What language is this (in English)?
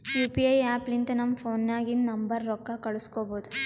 Kannada